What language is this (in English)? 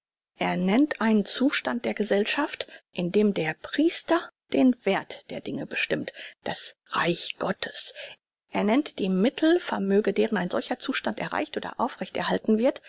German